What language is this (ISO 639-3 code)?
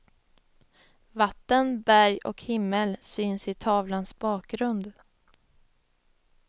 swe